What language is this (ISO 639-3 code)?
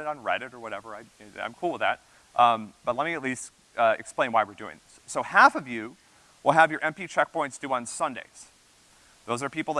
eng